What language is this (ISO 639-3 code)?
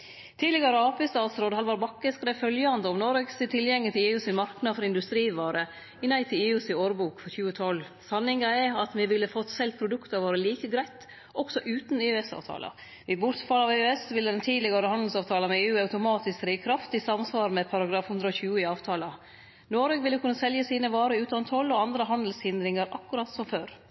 nno